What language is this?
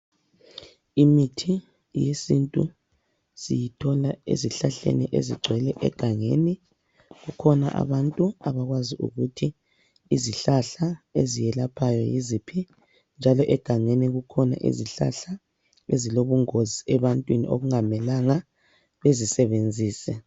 North Ndebele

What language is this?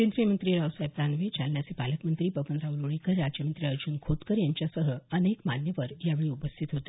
Marathi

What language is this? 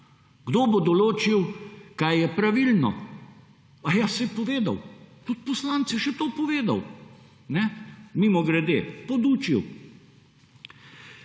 Slovenian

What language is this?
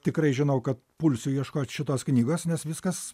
Lithuanian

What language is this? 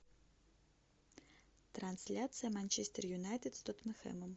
Russian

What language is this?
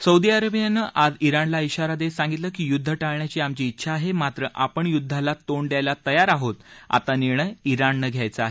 Marathi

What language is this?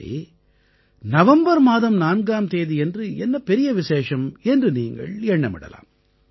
Tamil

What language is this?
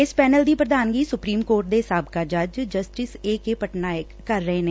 Punjabi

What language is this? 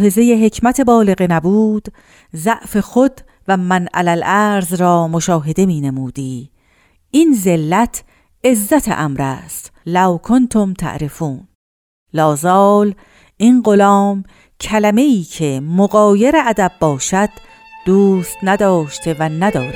Persian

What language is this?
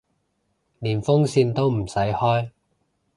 Cantonese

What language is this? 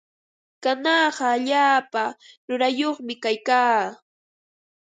Ambo-Pasco Quechua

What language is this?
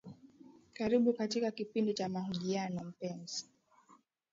Swahili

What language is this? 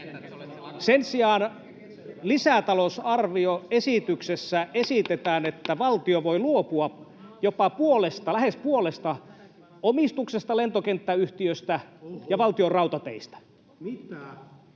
Finnish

